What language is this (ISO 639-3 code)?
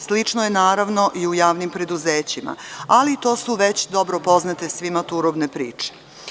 srp